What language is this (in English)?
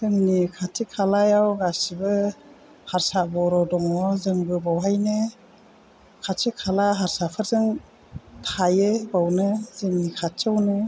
Bodo